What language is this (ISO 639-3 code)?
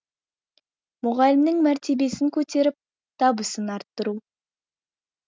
kaz